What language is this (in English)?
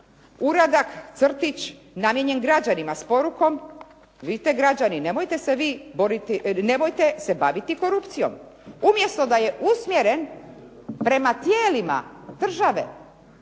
Croatian